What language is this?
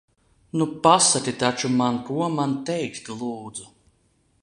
Latvian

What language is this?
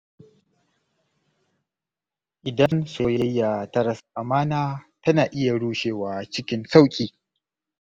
Hausa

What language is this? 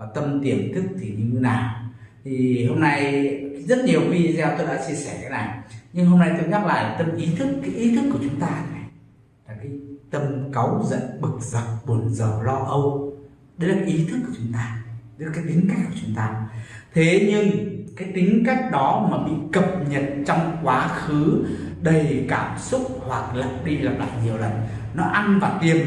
Vietnamese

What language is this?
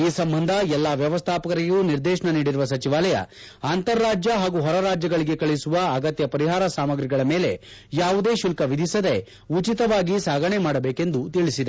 Kannada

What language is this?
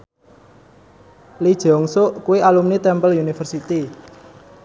Javanese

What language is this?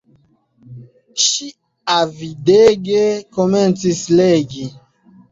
Esperanto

